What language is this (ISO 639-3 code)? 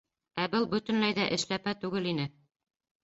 bak